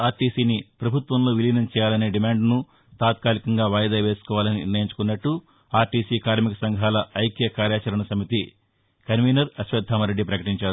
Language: Telugu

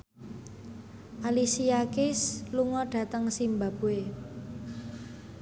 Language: Javanese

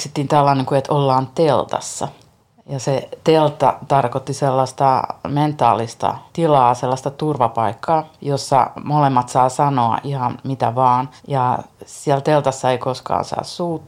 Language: Finnish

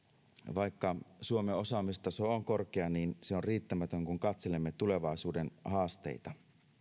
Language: Finnish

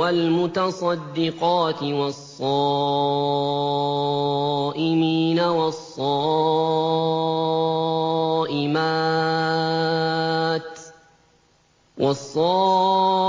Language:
Arabic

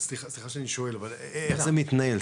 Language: Hebrew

